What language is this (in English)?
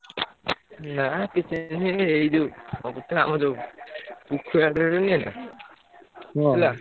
Odia